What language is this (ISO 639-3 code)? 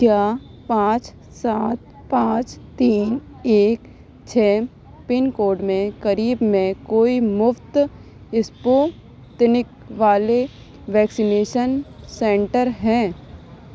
urd